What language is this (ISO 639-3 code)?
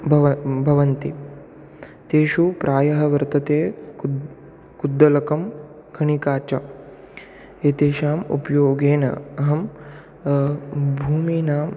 san